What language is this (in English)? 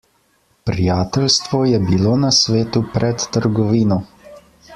Slovenian